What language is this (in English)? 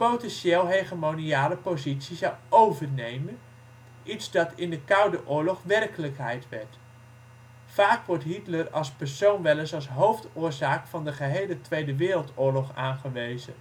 Dutch